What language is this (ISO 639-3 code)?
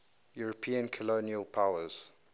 eng